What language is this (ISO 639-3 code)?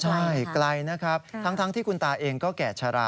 tha